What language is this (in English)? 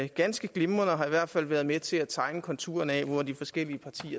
Danish